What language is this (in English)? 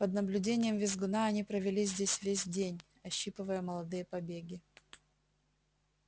Russian